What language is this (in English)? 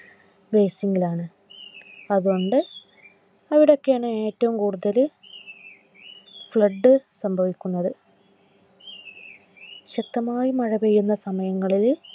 Malayalam